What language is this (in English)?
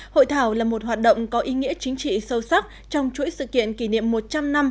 Vietnamese